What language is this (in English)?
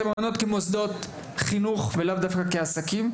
Hebrew